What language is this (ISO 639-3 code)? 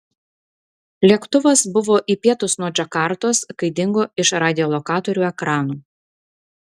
lit